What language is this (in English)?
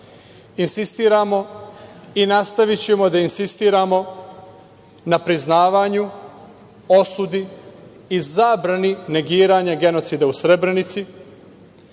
Serbian